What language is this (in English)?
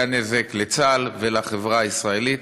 Hebrew